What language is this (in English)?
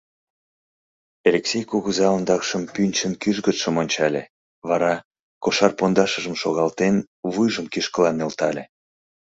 Mari